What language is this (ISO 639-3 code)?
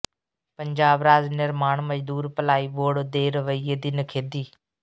pan